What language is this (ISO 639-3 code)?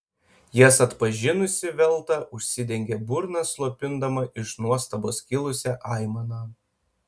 lit